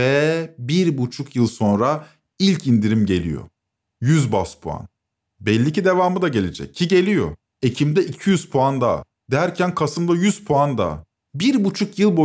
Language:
Turkish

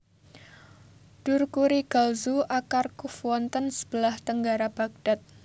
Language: Javanese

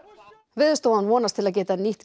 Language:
Icelandic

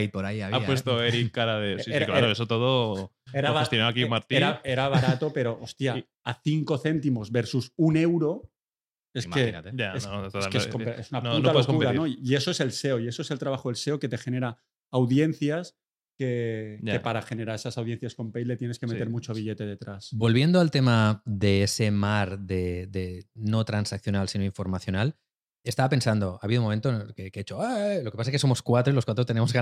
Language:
Spanish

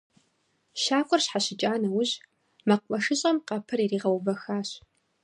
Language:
Kabardian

